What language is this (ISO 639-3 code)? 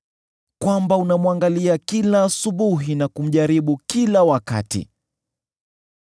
swa